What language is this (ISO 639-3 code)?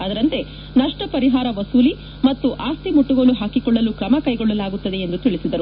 kan